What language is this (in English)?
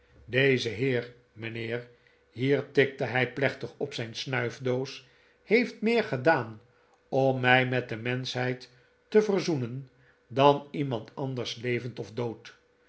Dutch